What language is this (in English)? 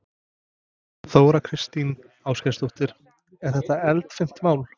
Icelandic